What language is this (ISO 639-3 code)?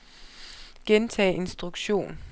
dan